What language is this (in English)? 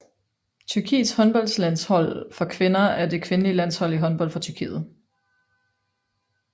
Danish